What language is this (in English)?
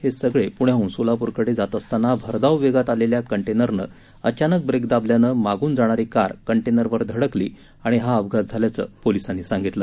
Marathi